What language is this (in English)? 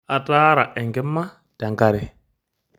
Masai